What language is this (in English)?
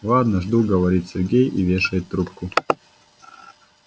Russian